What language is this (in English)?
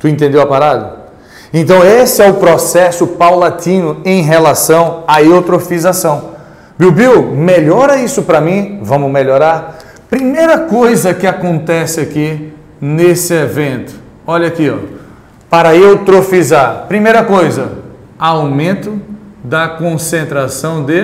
Portuguese